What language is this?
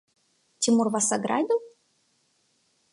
Russian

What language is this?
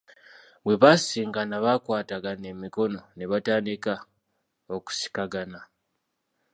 Ganda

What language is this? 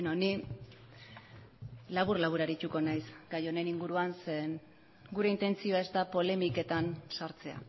Basque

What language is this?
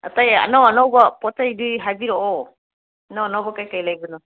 Manipuri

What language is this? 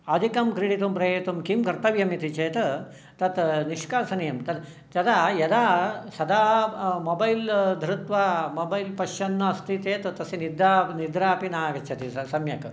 Sanskrit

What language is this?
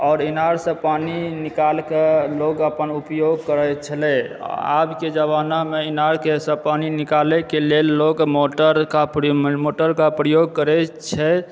Maithili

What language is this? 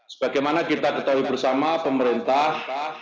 Indonesian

